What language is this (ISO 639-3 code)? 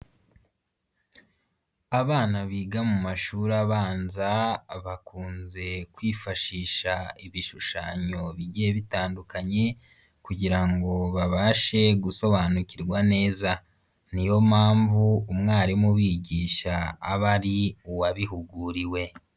kin